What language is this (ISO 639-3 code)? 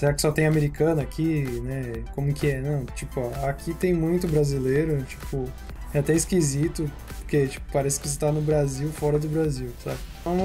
por